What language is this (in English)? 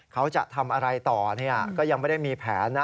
Thai